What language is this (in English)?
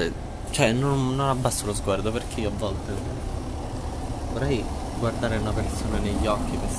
Italian